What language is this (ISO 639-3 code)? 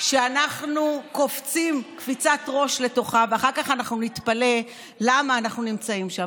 heb